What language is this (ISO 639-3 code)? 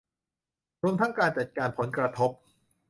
tha